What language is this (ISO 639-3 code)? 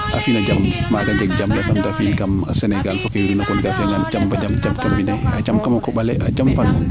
srr